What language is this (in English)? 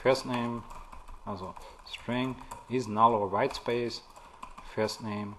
German